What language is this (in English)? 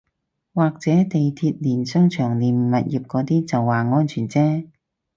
Cantonese